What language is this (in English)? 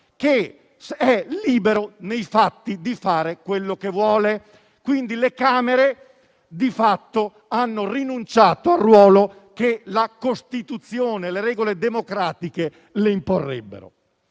Italian